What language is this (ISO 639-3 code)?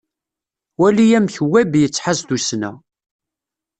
kab